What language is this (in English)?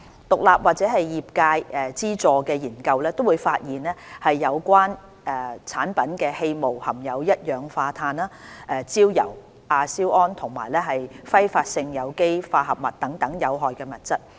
Cantonese